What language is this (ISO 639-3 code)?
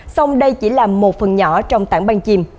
vie